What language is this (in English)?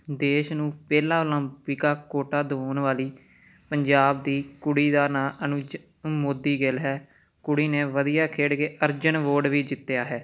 Punjabi